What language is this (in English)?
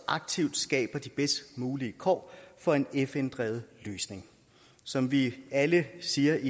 Danish